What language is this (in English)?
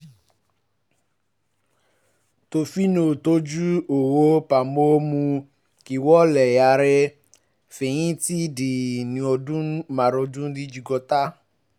Yoruba